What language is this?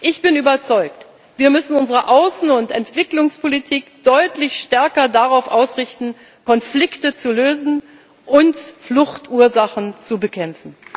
German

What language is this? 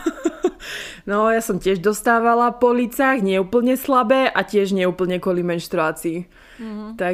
Slovak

